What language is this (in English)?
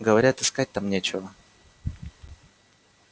Russian